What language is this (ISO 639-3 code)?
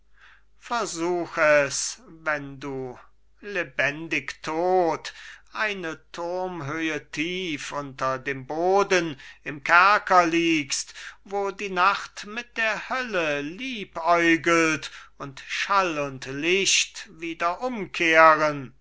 deu